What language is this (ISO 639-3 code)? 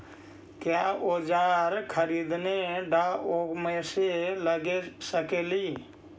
mag